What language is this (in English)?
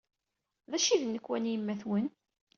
Kabyle